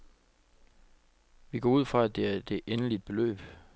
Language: Danish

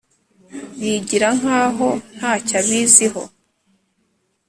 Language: Kinyarwanda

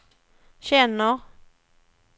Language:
Swedish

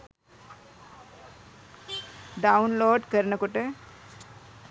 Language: Sinhala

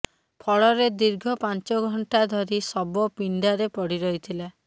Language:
Odia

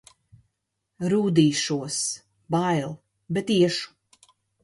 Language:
Latvian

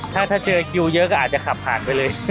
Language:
Thai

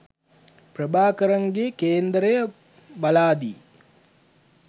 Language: Sinhala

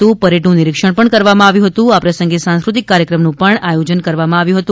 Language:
Gujarati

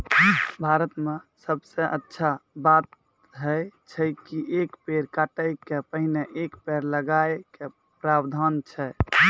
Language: Maithili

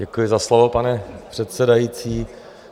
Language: Czech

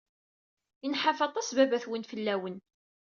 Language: Kabyle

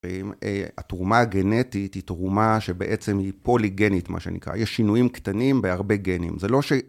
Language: Hebrew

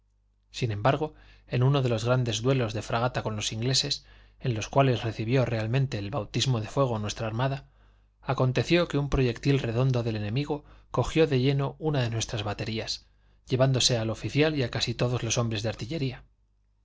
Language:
Spanish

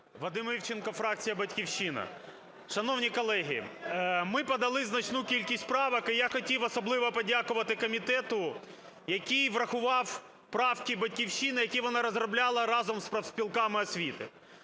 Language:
Ukrainian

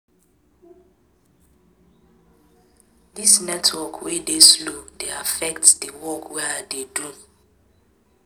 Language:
Nigerian Pidgin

